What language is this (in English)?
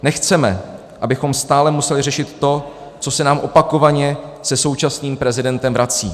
Czech